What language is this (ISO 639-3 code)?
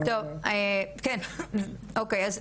heb